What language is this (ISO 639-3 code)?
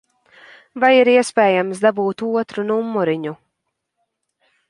lav